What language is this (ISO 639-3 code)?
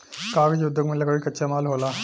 bho